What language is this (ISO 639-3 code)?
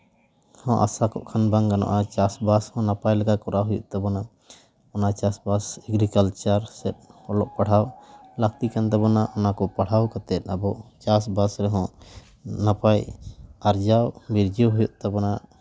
sat